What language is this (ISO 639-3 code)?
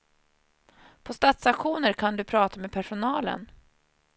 swe